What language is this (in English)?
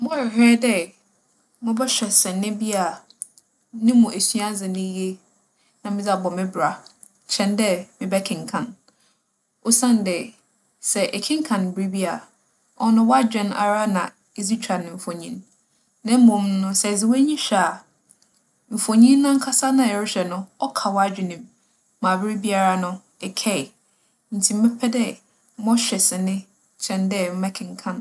Akan